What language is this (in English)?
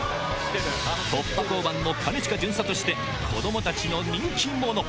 Japanese